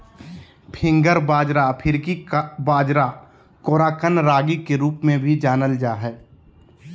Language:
Magahi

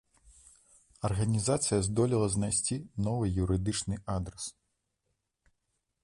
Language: Belarusian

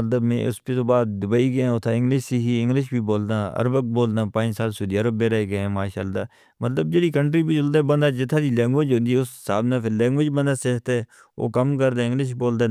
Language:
Northern Hindko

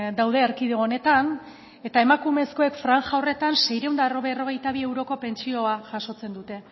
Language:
Basque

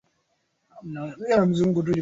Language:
Swahili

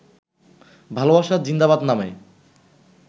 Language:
Bangla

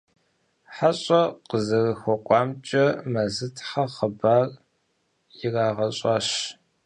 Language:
Kabardian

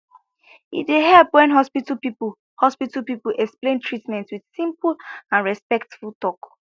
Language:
Nigerian Pidgin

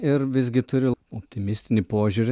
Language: Lithuanian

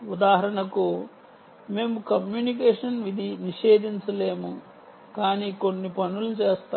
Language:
Telugu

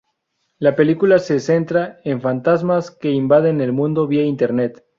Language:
Spanish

